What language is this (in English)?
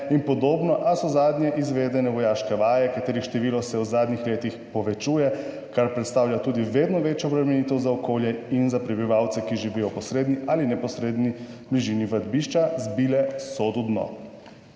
Slovenian